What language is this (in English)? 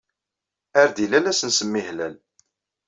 Kabyle